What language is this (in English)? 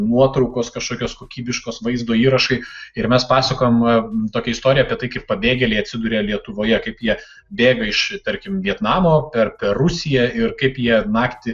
Lithuanian